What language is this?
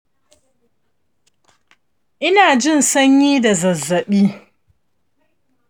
Hausa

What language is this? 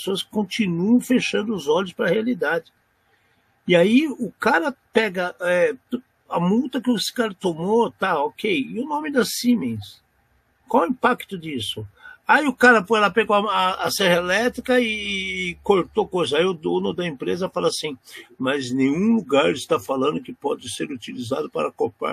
Portuguese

